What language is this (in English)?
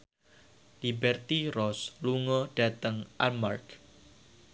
Javanese